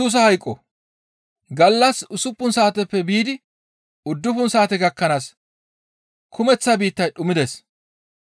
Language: Gamo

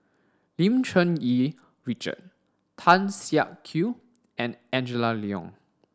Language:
English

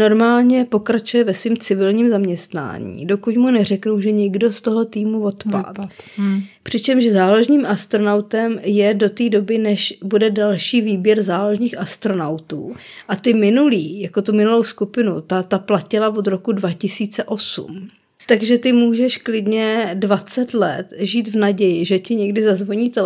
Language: Czech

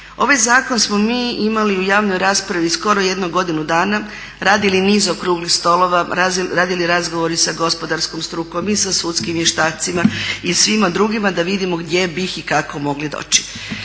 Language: Croatian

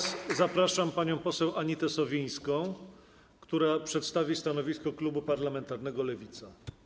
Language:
Polish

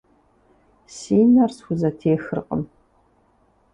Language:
Kabardian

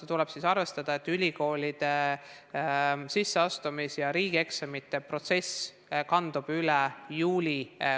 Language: Estonian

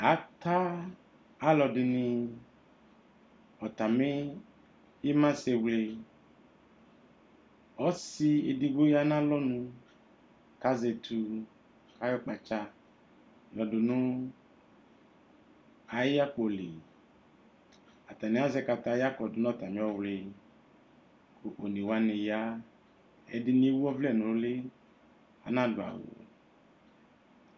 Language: Ikposo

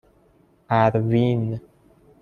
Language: Persian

